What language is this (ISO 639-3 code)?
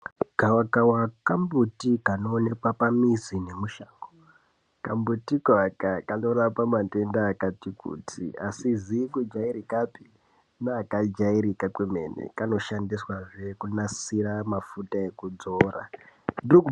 ndc